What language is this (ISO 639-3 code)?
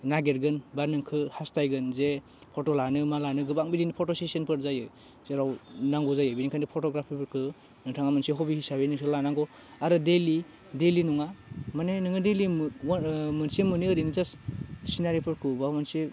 brx